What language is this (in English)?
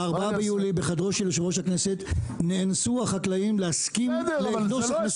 Hebrew